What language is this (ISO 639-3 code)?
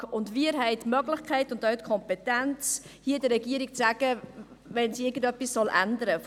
gsw